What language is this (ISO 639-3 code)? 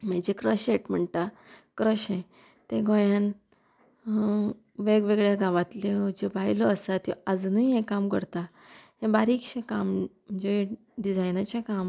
kok